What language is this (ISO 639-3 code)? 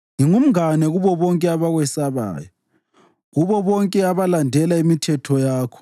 nde